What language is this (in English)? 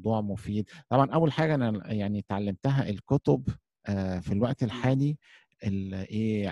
Arabic